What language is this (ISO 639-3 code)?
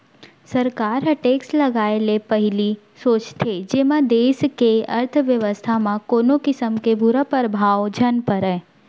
hne